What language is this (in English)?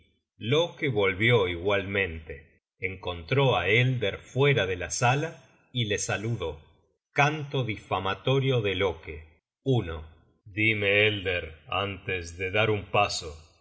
Spanish